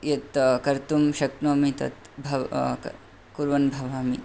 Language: Sanskrit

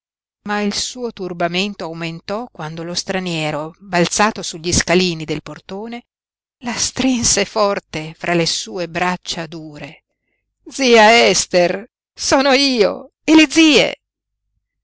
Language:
Italian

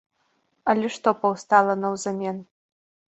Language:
Belarusian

